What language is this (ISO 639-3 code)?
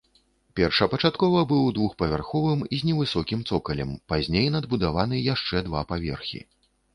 bel